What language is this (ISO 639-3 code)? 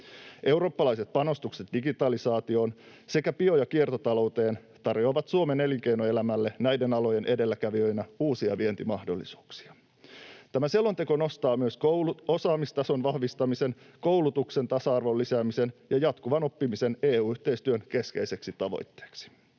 fin